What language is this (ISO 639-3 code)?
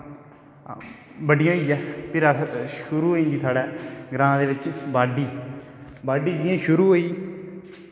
doi